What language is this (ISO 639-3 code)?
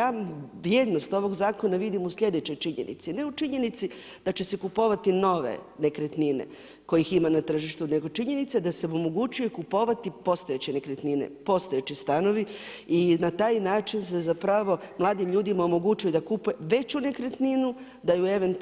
hrv